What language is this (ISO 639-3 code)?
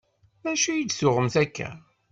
kab